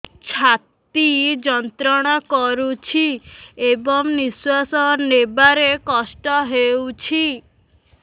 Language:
Odia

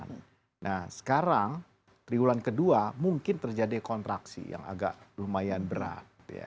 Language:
Indonesian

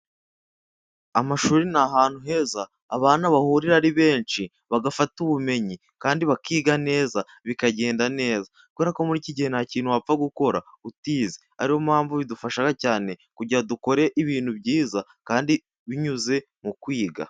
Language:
Kinyarwanda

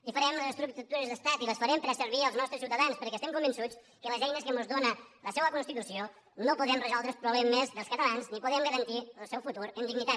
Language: Catalan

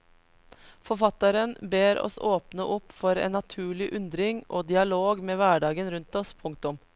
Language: Norwegian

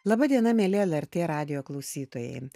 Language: Lithuanian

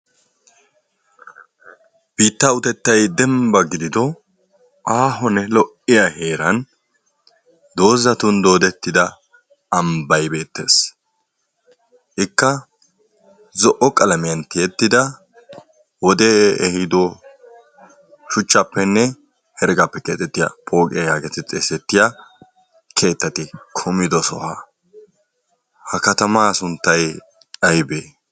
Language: Wolaytta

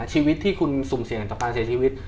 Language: Thai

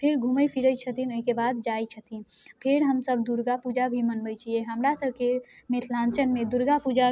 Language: Maithili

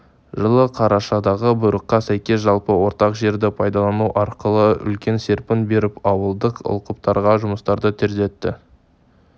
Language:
Kazakh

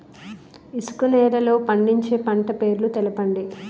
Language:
Telugu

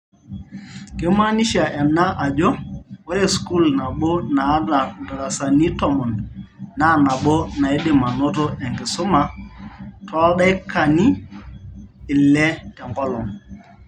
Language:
Masai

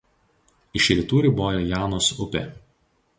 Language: Lithuanian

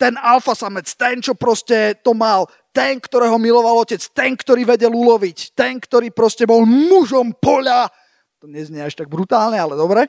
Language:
Slovak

